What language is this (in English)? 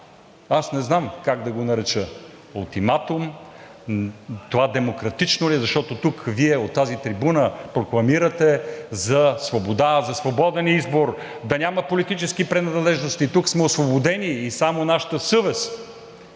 Bulgarian